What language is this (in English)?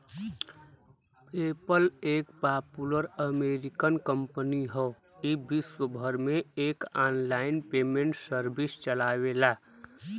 Bhojpuri